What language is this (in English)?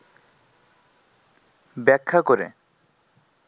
Bangla